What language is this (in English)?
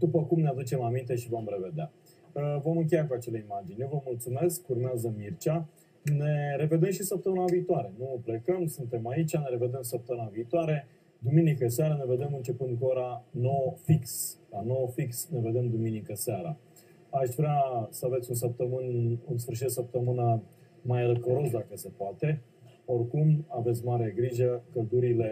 Romanian